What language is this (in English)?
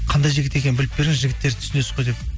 Kazakh